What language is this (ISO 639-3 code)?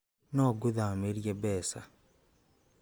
kik